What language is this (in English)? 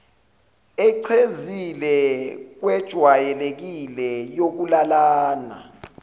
Zulu